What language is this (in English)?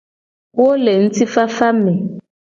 Gen